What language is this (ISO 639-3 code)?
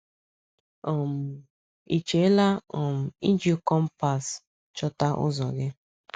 ibo